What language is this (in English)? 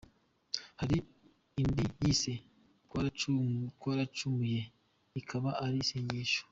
Kinyarwanda